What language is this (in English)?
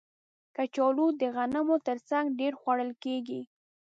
Pashto